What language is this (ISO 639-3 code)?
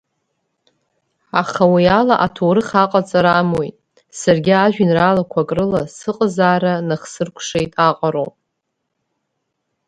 abk